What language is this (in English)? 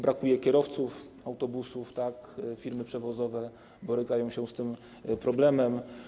Polish